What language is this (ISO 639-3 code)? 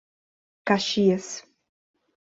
por